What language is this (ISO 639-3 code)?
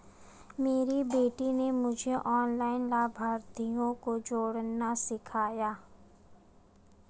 hin